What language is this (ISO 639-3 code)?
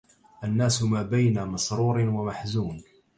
ara